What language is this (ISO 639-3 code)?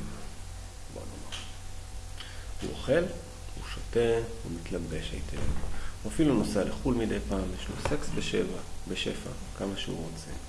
heb